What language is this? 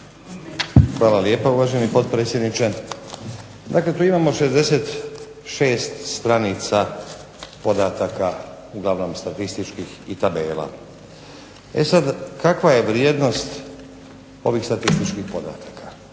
Croatian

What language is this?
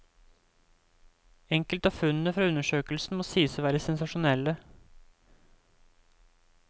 Norwegian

